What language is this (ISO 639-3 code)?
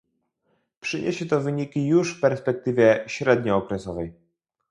pol